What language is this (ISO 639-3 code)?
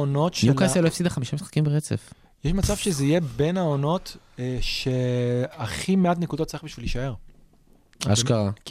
heb